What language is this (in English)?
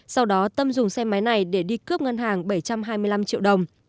Vietnamese